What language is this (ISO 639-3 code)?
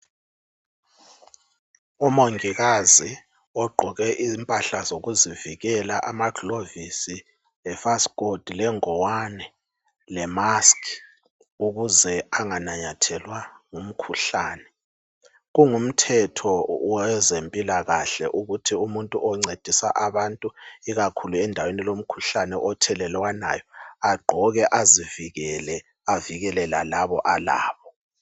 nde